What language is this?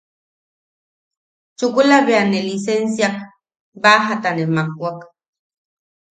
Yaqui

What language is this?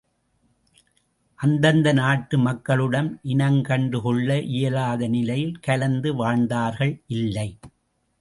Tamil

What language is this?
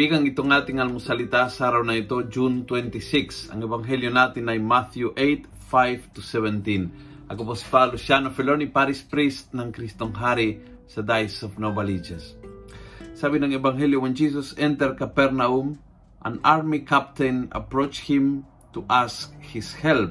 Filipino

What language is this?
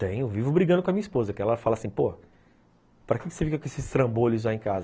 Portuguese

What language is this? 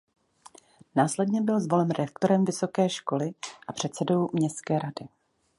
Czech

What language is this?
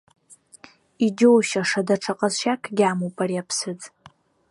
Abkhazian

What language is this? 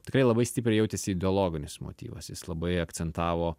Lithuanian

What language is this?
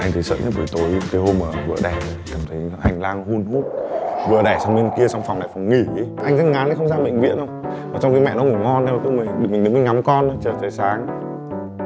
Vietnamese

